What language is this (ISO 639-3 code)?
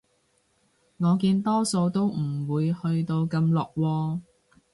yue